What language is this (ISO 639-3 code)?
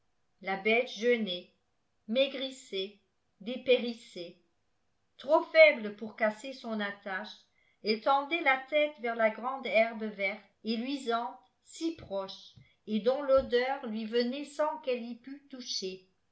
fra